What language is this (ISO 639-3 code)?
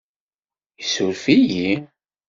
kab